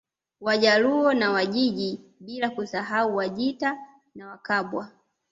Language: Swahili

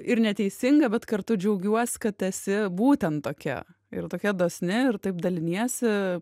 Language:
Lithuanian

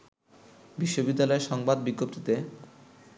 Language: Bangla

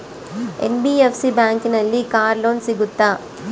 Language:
Kannada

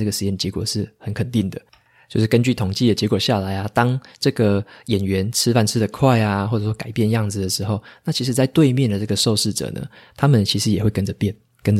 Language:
Chinese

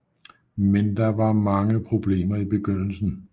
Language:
Danish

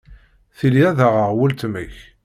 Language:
Kabyle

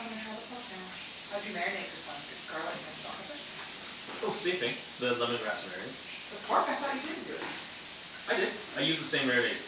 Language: English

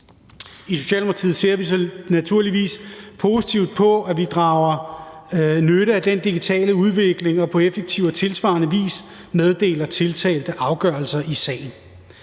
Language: Danish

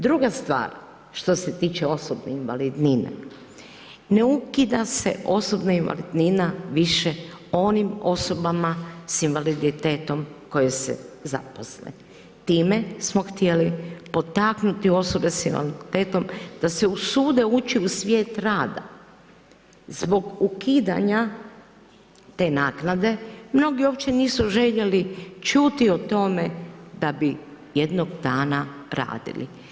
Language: Croatian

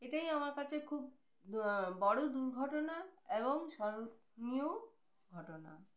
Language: Bangla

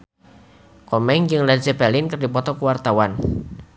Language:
Sundanese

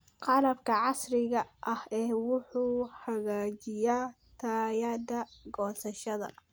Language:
Somali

